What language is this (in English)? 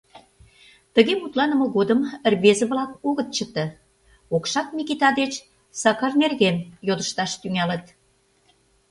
Mari